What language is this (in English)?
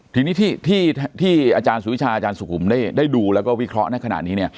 Thai